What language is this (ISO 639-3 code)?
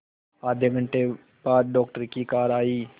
hin